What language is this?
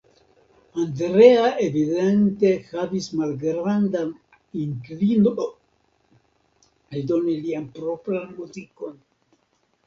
Esperanto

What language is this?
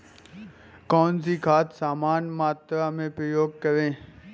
Hindi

